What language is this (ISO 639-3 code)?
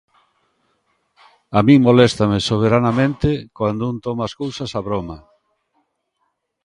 glg